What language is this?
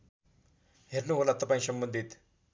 Nepali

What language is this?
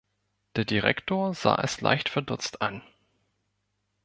German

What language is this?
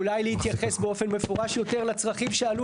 Hebrew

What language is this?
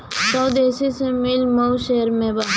Bhojpuri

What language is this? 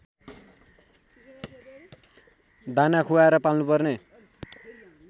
Nepali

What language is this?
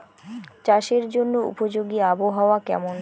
Bangla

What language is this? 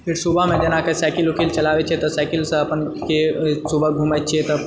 Maithili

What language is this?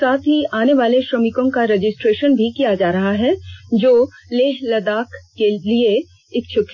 Hindi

